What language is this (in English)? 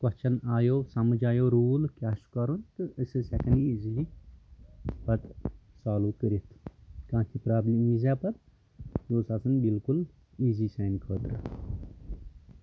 Kashmiri